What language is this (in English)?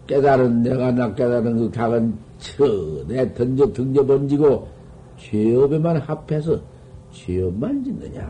Korean